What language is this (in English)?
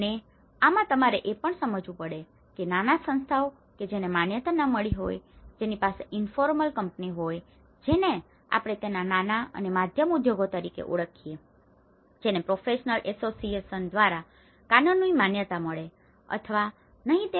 Gujarati